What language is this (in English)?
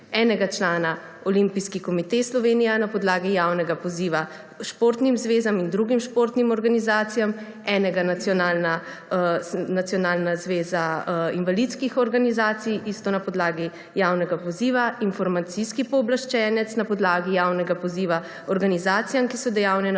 Slovenian